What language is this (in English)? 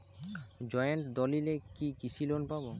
Bangla